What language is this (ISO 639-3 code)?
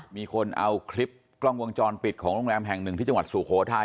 tha